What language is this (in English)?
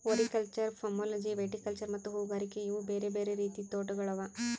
Kannada